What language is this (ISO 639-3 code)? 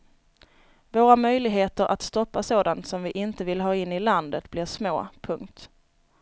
swe